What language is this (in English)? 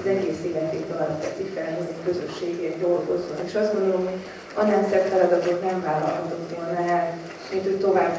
Hungarian